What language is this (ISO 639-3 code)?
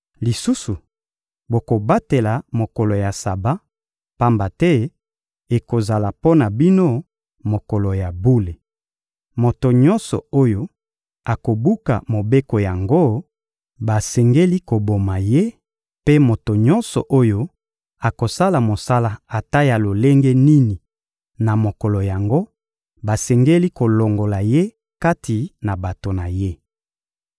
lin